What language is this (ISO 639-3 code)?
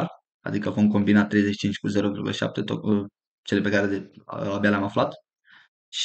ron